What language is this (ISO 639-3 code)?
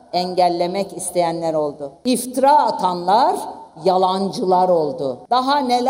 tur